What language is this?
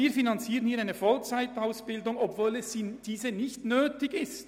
Swiss German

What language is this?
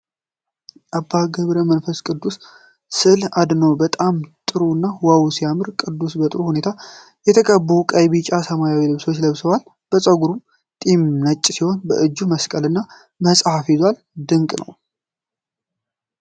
Amharic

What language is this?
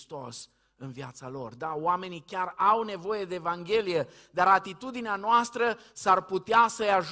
Romanian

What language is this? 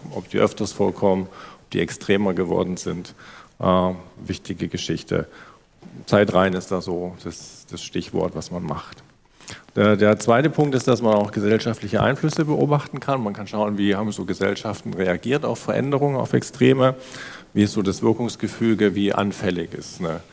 German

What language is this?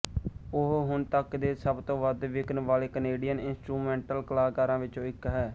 Punjabi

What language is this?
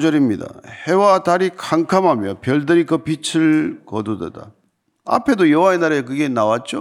Korean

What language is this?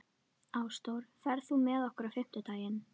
Icelandic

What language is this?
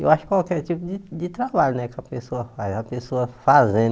Portuguese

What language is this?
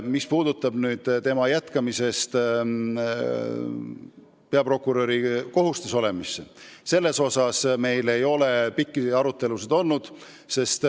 Estonian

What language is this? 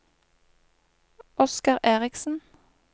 Norwegian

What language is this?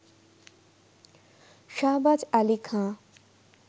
Bangla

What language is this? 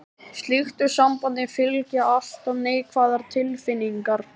Icelandic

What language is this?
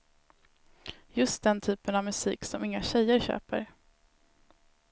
Swedish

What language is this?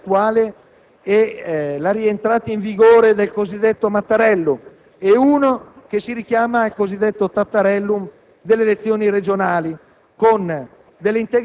Italian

